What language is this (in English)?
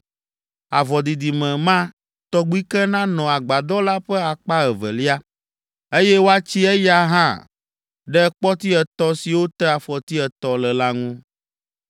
Ewe